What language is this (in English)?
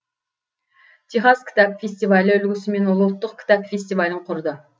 Kazakh